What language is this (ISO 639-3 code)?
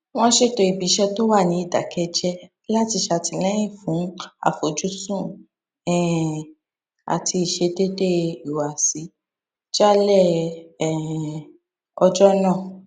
yor